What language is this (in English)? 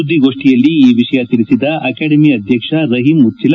Kannada